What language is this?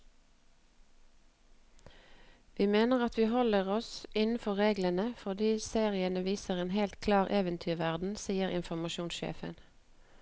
Norwegian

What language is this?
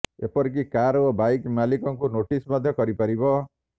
Odia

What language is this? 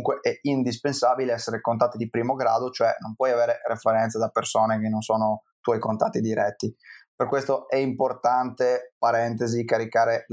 Italian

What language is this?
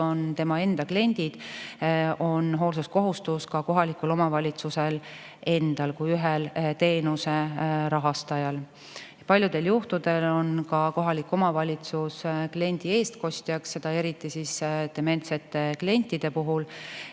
Estonian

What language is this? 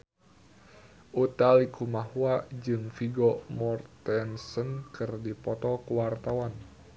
Sundanese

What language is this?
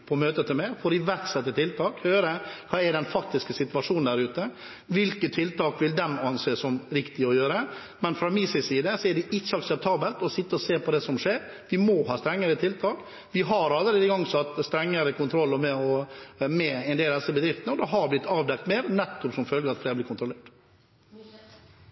Norwegian Bokmål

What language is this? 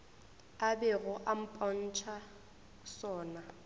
Northern Sotho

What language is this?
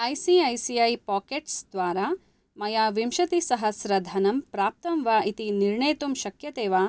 Sanskrit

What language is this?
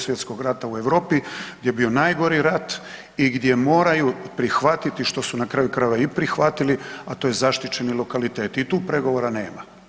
Croatian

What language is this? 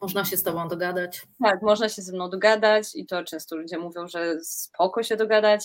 Polish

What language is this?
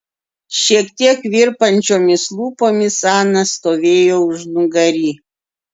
Lithuanian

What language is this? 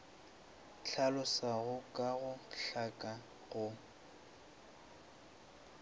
Northern Sotho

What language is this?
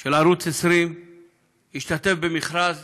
Hebrew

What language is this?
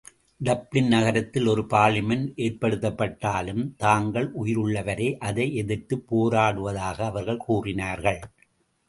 Tamil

